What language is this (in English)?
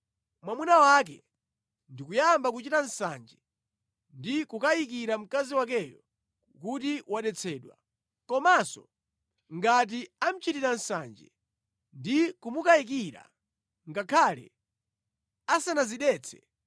Nyanja